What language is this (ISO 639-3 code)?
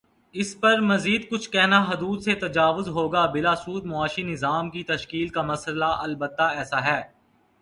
urd